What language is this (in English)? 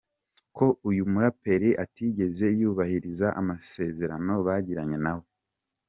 Kinyarwanda